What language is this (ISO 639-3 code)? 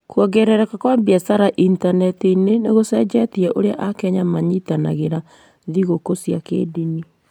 kik